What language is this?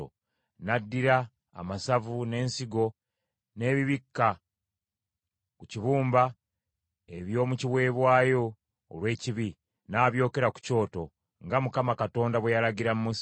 Ganda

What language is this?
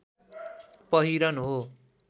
Nepali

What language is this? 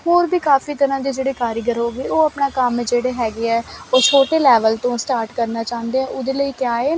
Punjabi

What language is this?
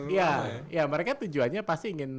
Indonesian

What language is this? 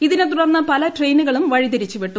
Malayalam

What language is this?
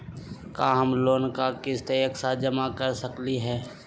Magahi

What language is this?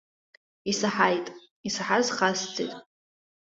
Abkhazian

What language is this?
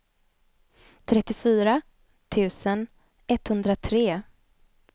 Swedish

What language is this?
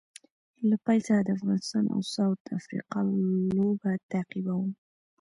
Pashto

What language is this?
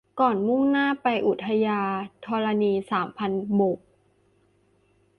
Thai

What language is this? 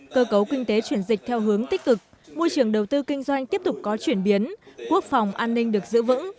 Vietnamese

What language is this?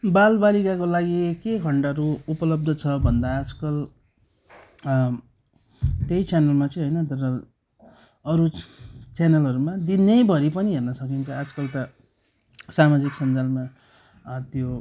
Nepali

